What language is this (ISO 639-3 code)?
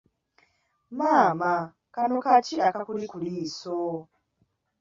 lug